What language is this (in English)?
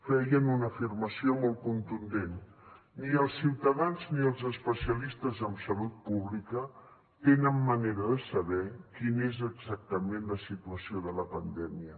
Catalan